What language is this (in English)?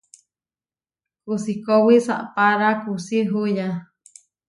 Huarijio